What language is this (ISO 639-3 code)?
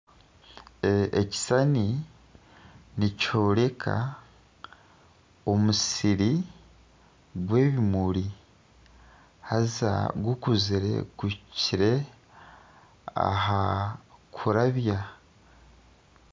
nyn